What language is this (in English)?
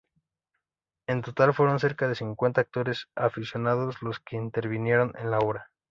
Spanish